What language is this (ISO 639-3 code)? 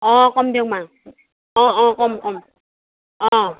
asm